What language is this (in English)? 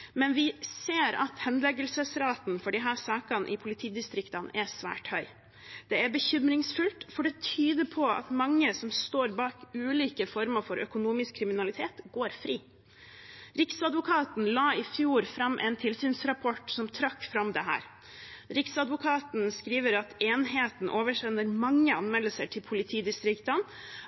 Norwegian Bokmål